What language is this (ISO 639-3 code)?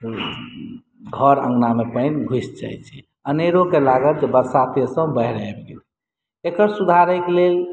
mai